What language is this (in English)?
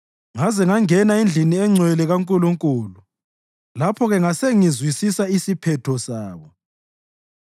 North Ndebele